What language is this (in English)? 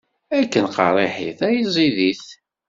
Kabyle